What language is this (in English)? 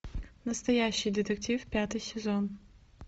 Russian